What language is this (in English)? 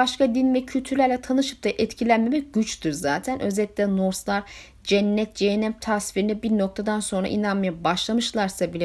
Turkish